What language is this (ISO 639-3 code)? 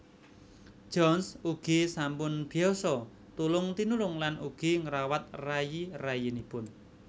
jav